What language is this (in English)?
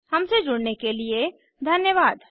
Hindi